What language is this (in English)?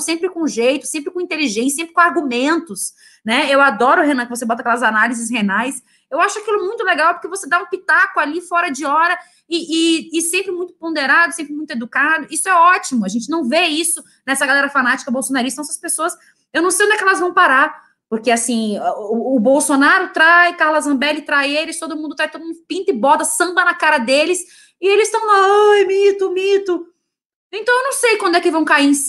Portuguese